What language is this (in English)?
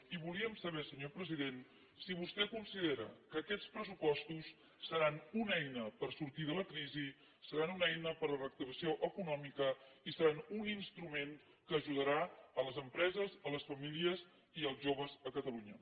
Catalan